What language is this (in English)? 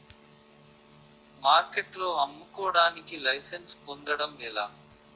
Telugu